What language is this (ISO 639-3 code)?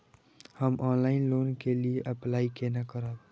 mai